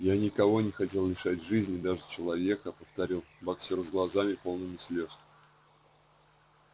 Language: Russian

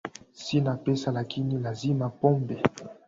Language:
Swahili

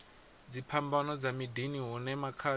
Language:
Venda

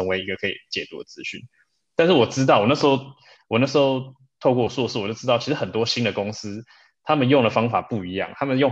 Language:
Chinese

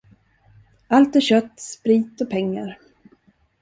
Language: Swedish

